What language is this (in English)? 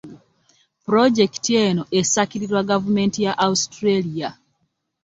Ganda